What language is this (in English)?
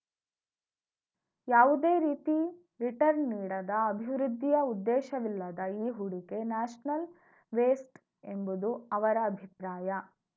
Kannada